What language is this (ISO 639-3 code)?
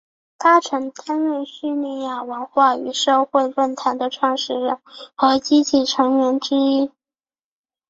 zho